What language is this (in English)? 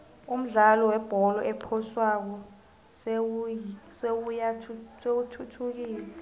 South Ndebele